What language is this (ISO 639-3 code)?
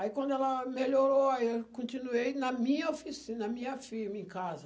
por